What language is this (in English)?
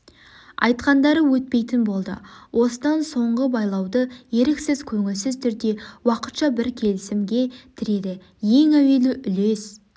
Kazakh